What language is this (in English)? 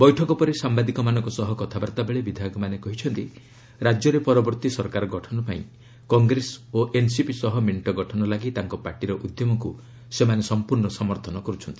Odia